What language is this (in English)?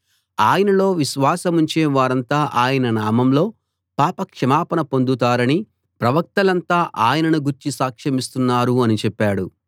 Telugu